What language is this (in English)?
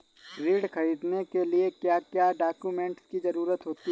Hindi